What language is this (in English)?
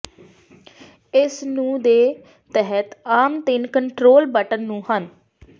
Punjabi